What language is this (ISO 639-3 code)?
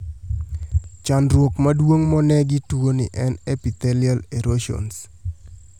luo